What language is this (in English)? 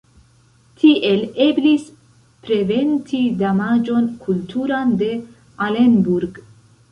Esperanto